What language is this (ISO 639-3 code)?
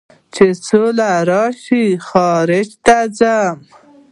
pus